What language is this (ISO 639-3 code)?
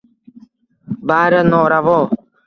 uzb